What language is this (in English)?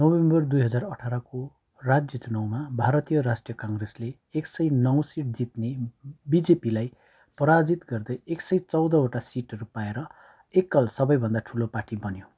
Nepali